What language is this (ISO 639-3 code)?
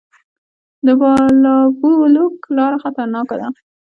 pus